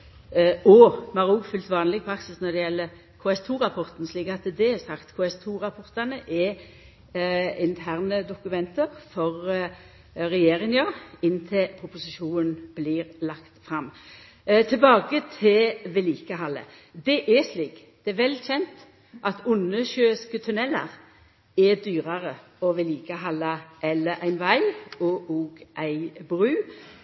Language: Norwegian Nynorsk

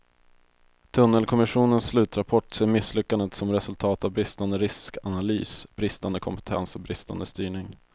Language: Swedish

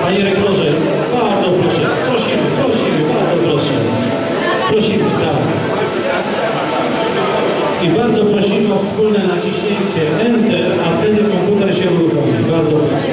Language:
Polish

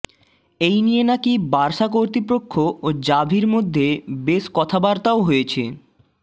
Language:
Bangla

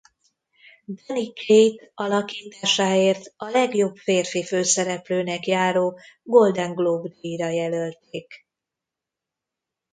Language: Hungarian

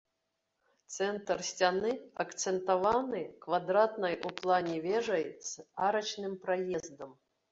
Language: Belarusian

